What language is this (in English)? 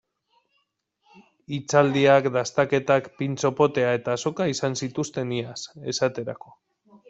Basque